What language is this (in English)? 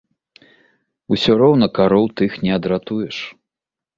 Belarusian